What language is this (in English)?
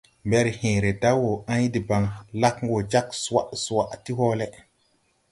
Tupuri